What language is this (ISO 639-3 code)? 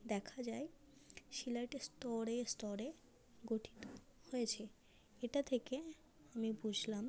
ben